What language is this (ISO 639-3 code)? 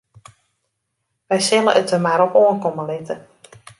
fry